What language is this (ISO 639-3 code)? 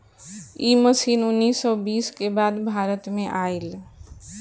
bho